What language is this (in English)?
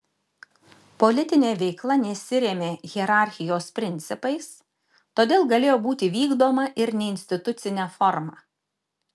Lithuanian